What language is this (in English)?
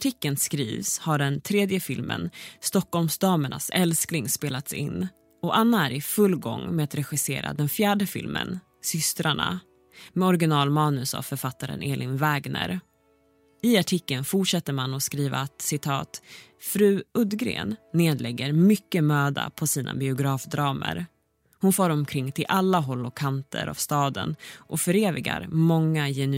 Swedish